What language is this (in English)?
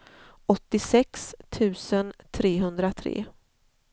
Swedish